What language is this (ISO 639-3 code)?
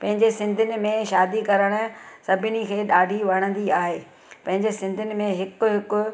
snd